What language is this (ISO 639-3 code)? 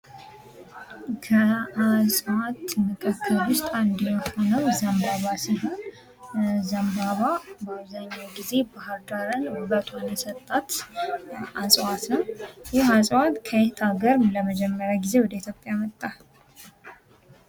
amh